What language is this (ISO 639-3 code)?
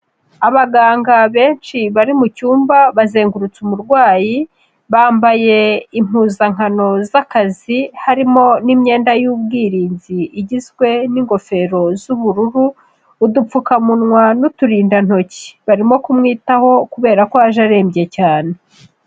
kin